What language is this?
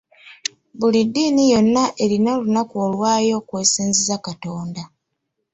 Ganda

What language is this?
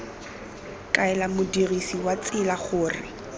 Tswana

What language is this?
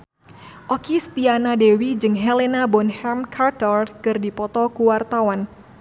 Sundanese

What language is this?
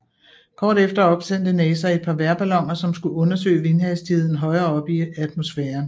Danish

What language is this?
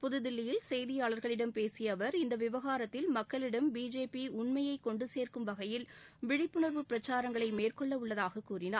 Tamil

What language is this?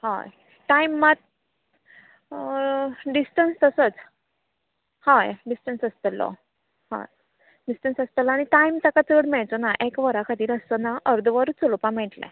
Konkani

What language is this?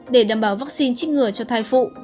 Vietnamese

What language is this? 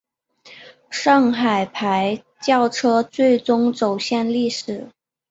Chinese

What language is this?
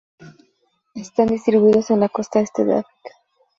Spanish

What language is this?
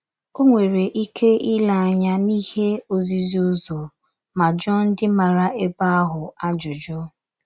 Igbo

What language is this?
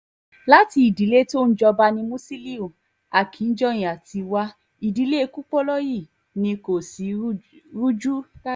Yoruba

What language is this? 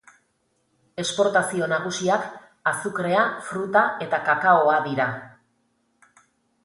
Basque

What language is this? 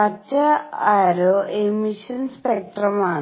Malayalam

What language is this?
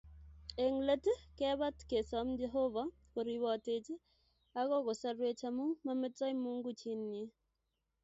Kalenjin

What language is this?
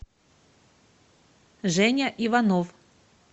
Russian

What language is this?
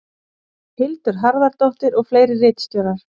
Icelandic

